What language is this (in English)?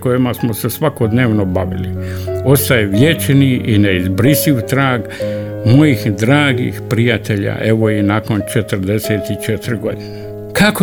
Croatian